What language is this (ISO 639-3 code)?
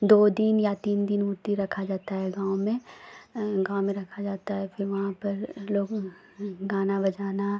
hin